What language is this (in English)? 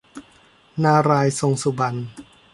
Thai